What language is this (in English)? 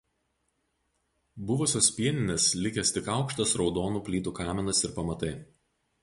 Lithuanian